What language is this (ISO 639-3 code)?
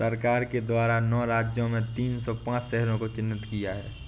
hin